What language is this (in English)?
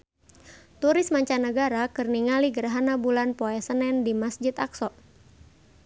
Sundanese